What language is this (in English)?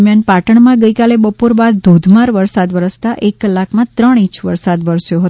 Gujarati